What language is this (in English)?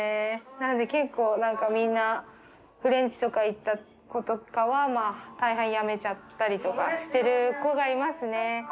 Japanese